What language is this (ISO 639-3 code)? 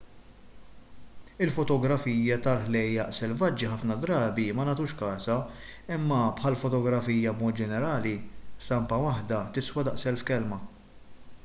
mlt